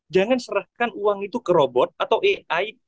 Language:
Indonesian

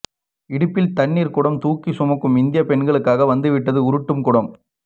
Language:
Tamil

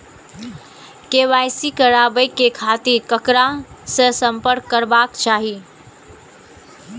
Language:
Maithili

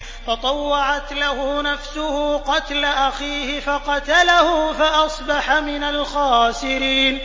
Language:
Arabic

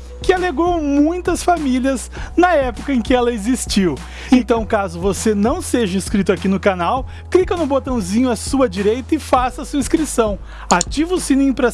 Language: Portuguese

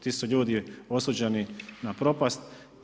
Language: Croatian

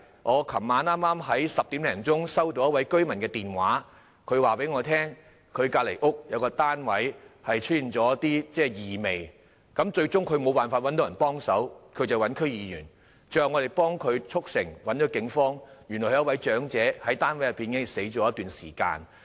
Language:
Cantonese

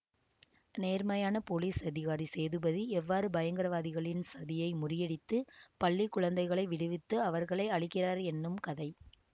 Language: Tamil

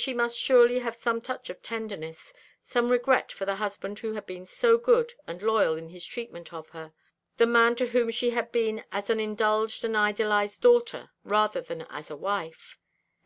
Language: English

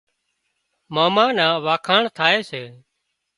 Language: Wadiyara Koli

